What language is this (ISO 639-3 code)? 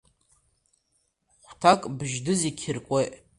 abk